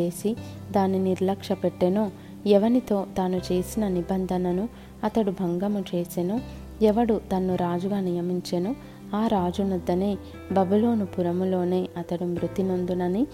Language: Telugu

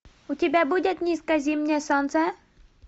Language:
Russian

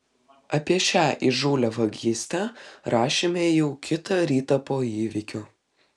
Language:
Lithuanian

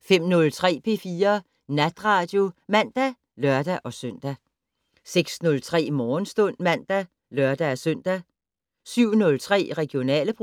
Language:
Danish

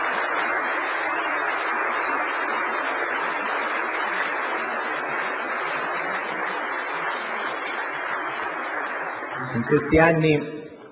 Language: Italian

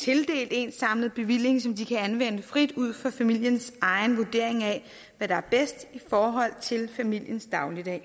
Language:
Danish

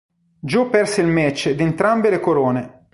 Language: Italian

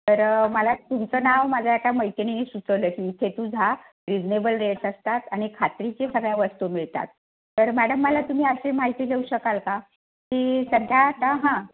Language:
Marathi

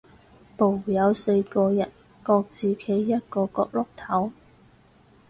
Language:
Cantonese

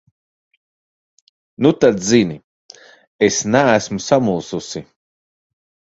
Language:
Latvian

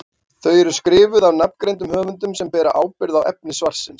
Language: Icelandic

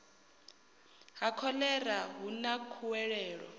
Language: Venda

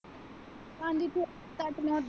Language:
Punjabi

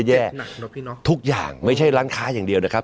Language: Thai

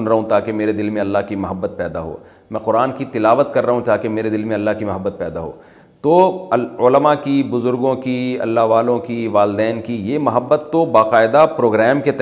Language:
Urdu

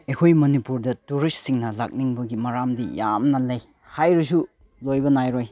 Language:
Manipuri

